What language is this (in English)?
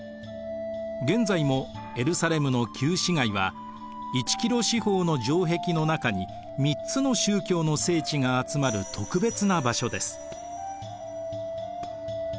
Japanese